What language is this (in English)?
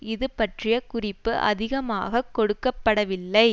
Tamil